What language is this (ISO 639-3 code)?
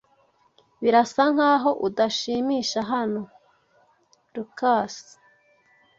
kin